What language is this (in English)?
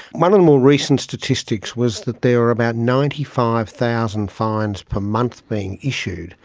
English